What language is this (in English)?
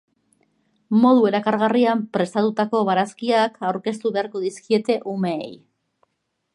Basque